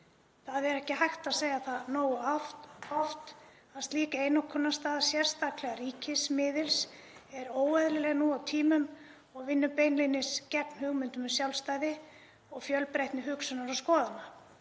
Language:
Icelandic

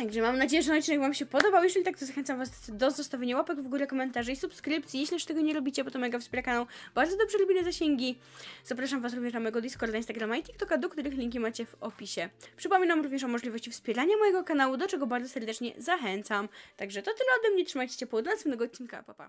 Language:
Polish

